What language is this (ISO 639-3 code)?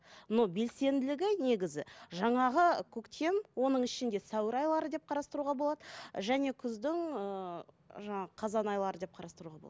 kaz